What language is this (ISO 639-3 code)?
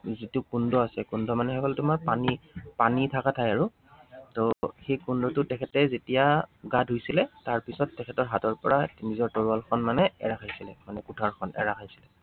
asm